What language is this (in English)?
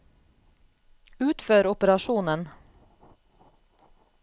Norwegian